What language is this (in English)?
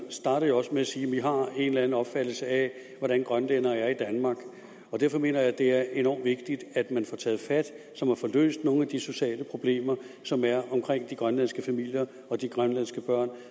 Danish